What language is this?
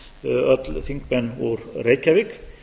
Icelandic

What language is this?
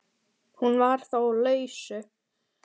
Icelandic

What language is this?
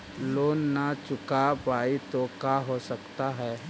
Magahi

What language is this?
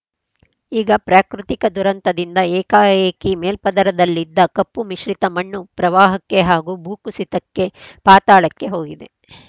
Kannada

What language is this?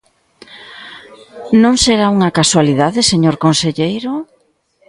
Galician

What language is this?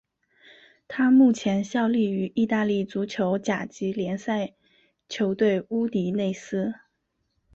Chinese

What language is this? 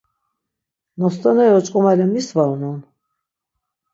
Laz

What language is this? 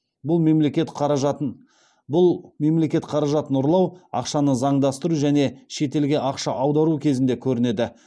Kazakh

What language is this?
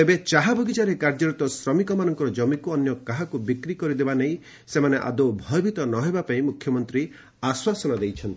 Odia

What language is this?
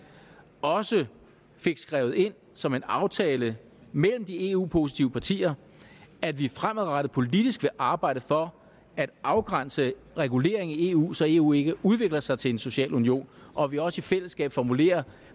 Danish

